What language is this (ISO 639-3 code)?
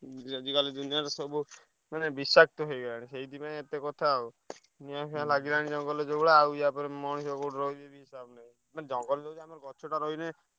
ori